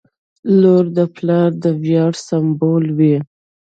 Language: Pashto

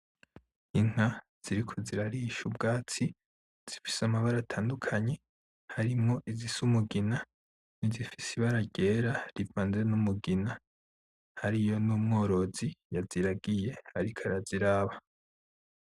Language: Rundi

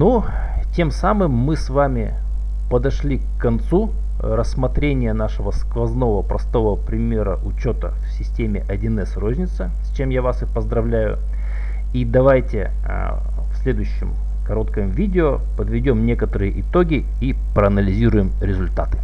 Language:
Russian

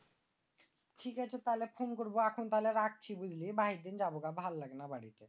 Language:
Bangla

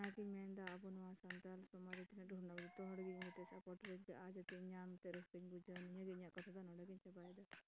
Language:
Santali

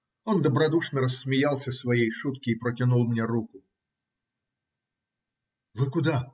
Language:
Russian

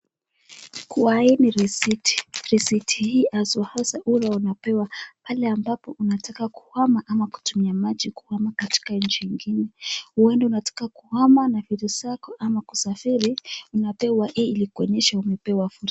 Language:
Swahili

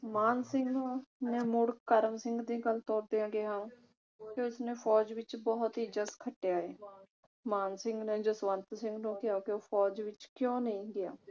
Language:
Punjabi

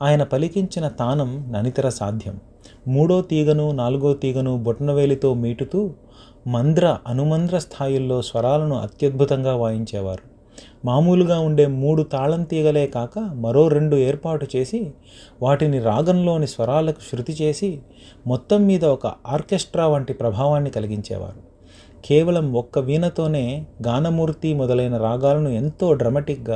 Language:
Telugu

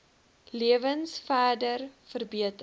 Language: Afrikaans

